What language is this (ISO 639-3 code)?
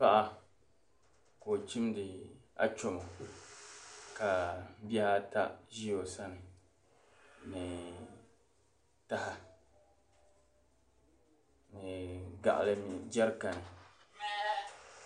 dag